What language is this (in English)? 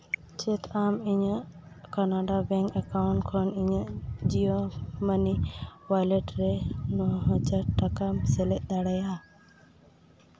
Santali